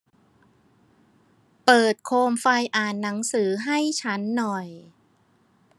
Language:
Thai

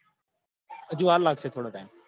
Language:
Gujarati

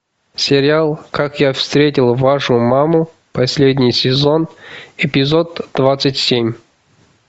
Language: Russian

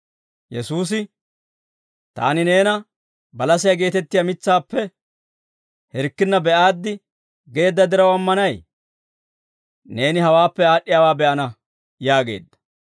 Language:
Dawro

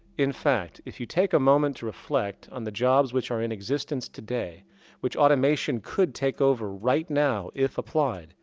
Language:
English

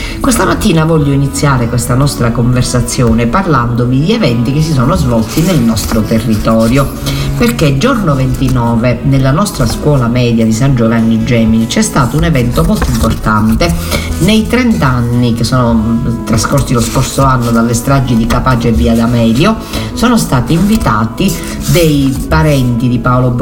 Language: Italian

